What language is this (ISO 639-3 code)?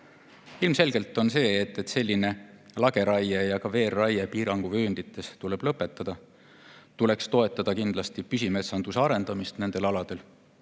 est